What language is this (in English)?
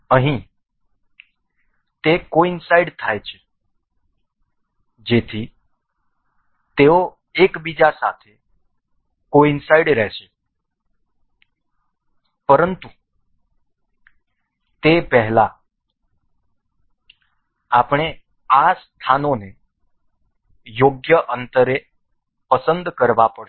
Gujarati